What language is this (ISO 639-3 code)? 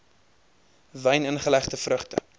afr